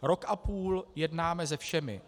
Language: Czech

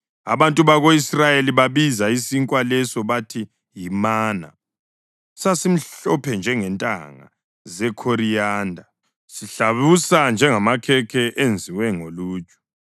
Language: North Ndebele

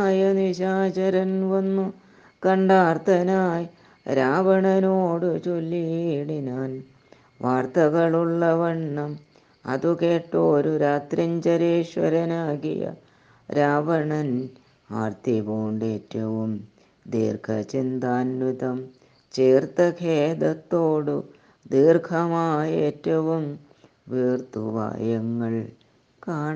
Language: Malayalam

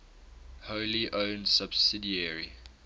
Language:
English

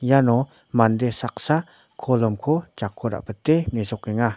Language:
Garo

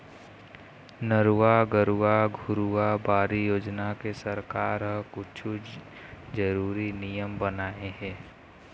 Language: Chhattisgarhi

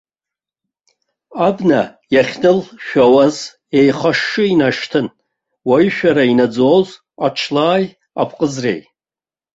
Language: Abkhazian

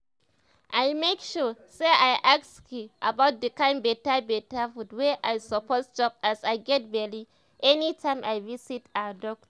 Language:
Nigerian Pidgin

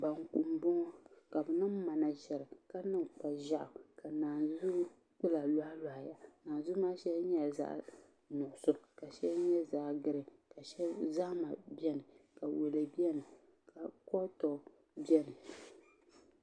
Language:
Dagbani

